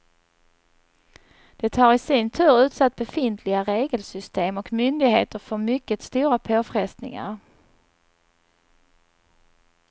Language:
Swedish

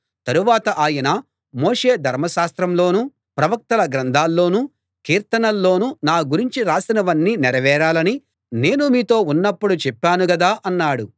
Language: Telugu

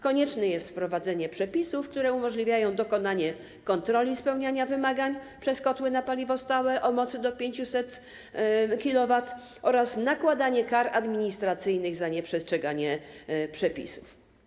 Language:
Polish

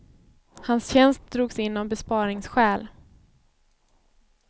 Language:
Swedish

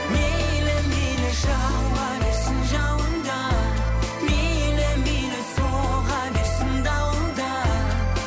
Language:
Kazakh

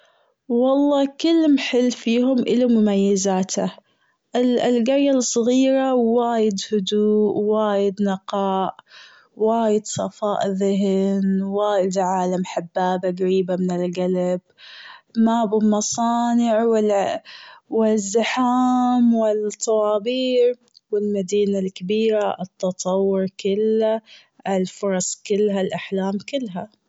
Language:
Gulf Arabic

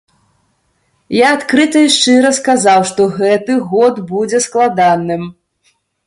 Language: Belarusian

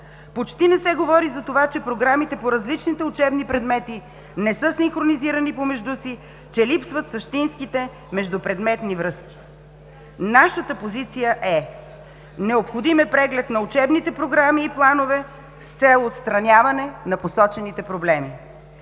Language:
Bulgarian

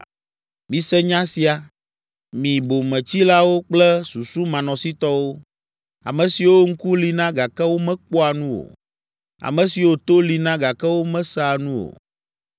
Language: Ewe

